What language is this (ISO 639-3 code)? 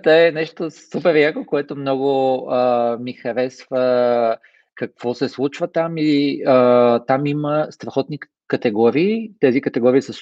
bul